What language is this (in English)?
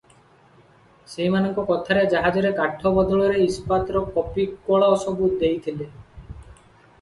Odia